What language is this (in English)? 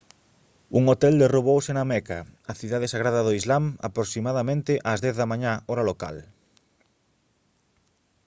Galician